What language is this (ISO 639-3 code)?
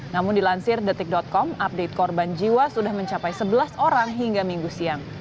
ind